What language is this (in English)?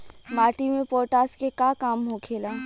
Bhojpuri